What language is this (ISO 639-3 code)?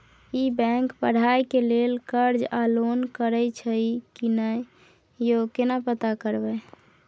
mai